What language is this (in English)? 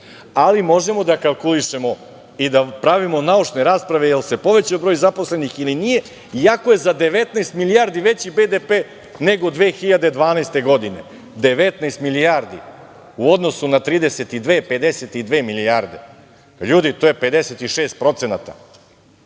Serbian